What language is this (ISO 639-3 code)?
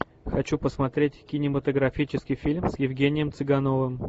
rus